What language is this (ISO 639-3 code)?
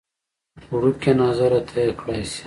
pus